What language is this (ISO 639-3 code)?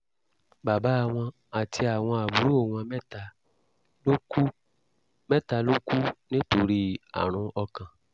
yor